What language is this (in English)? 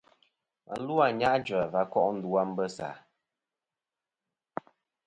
Kom